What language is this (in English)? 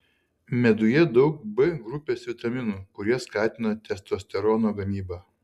Lithuanian